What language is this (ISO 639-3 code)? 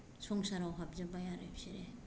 brx